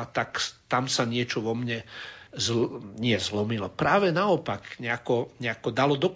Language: Slovak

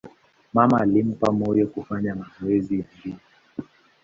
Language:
Swahili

